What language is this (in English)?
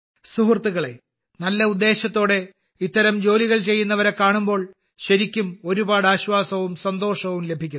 Malayalam